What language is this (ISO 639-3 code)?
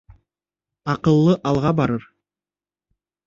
bak